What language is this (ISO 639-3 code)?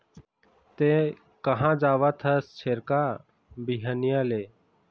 hne